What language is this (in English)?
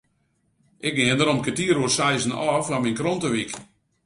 Western Frisian